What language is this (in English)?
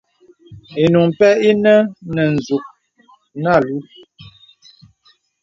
Bebele